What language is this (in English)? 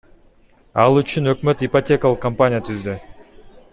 Kyrgyz